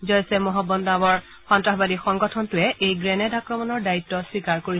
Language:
Assamese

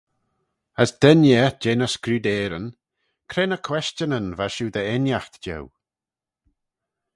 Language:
Manx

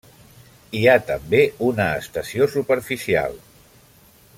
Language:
Catalan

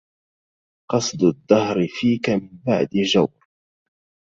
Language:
Arabic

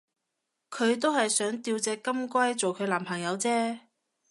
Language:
Cantonese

